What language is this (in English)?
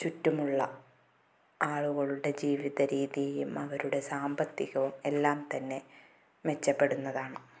Malayalam